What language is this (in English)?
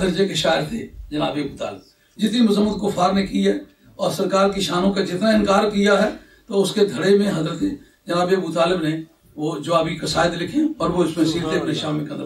Hindi